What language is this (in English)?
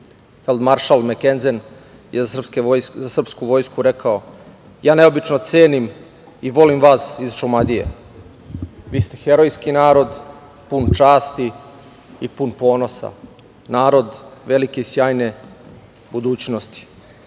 Serbian